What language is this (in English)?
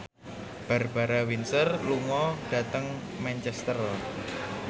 Javanese